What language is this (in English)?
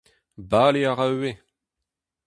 Breton